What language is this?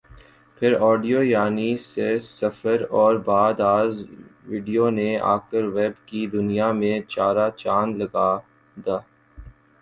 Urdu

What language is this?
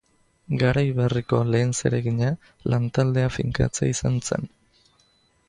Basque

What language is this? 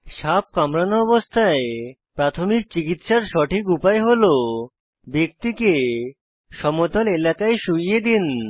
Bangla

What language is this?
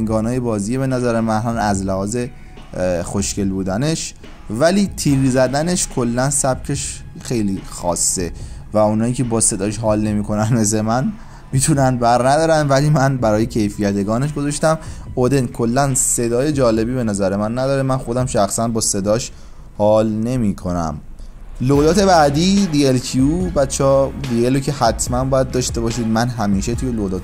Persian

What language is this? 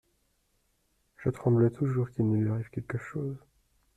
French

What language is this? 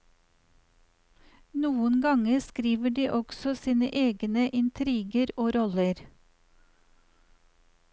Norwegian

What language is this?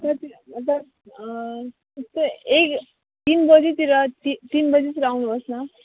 Nepali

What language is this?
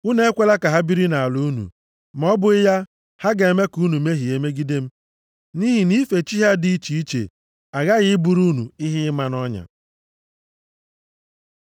Igbo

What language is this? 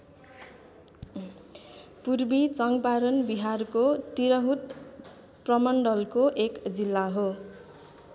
Nepali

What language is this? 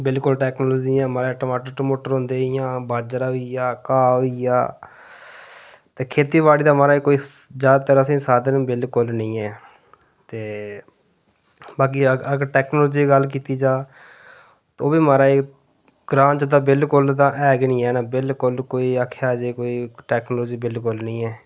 Dogri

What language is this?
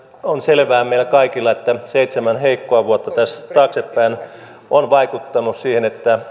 Finnish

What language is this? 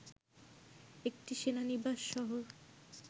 Bangla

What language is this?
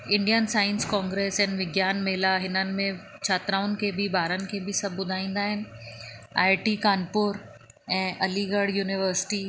Sindhi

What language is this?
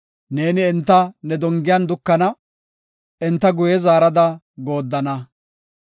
Gofa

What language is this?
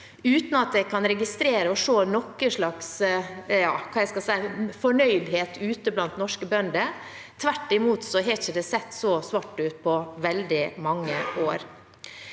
Norwegian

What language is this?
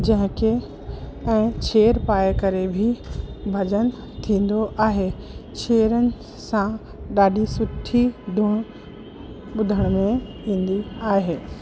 Sindhi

